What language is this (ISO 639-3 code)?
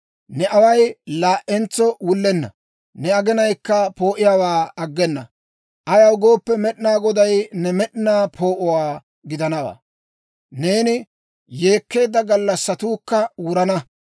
dwr